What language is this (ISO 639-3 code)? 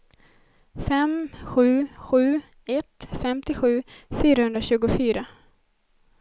swe